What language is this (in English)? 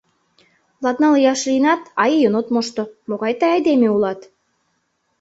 Mari